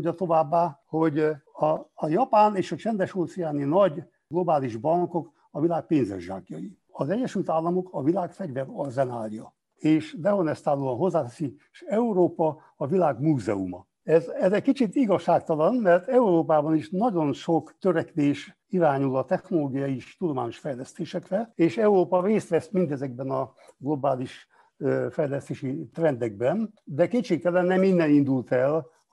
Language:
Hungarian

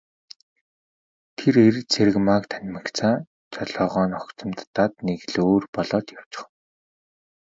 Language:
Mongolian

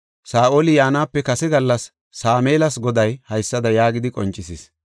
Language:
Gofa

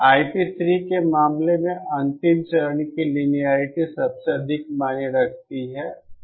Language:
Hindi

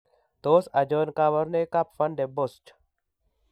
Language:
Kalenjin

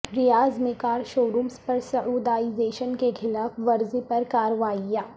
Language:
Urdu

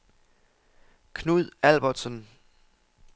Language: Danish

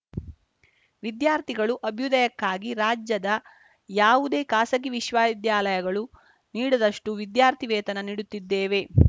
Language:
Kannada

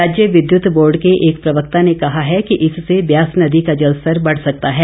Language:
Hindi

